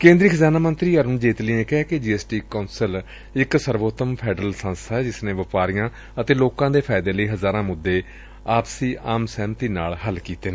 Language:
Punjabi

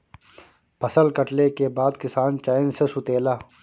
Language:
Bhojpuri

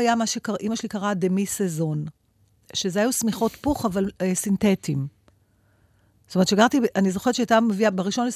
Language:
Hebrew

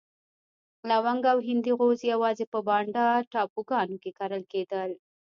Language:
Pashto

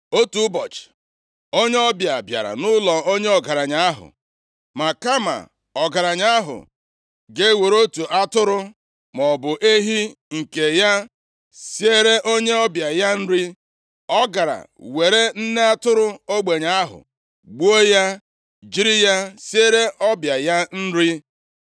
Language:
Igbo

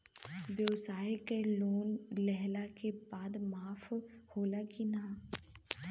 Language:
Bhojpuri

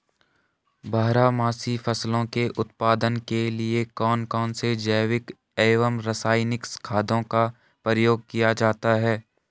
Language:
Hindi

